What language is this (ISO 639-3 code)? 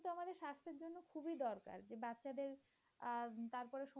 ben